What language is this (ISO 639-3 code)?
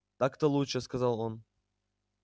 rus